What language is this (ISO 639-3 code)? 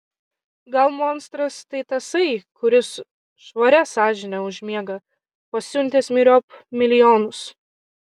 lit